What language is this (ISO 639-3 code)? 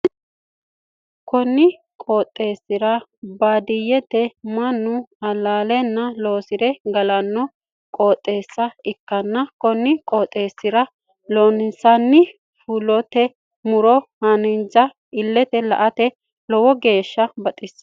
sid